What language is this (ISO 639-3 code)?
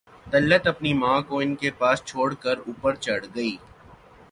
urd